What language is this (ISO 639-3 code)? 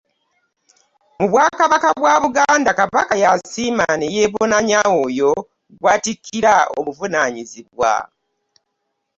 lug